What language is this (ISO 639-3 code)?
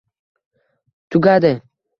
uzb